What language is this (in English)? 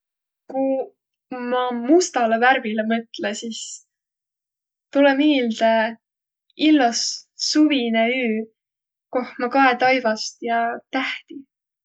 Võro